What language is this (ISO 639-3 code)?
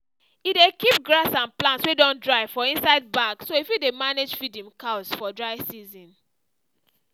pcm